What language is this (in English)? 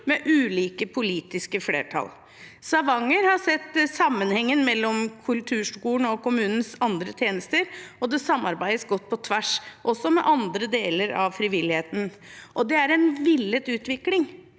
Norwegian